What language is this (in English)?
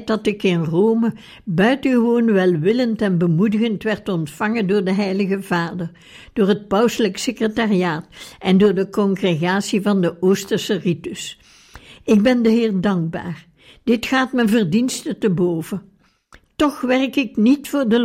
Dutch